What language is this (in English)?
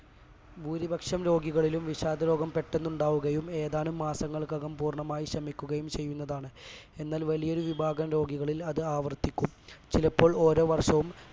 Malayalam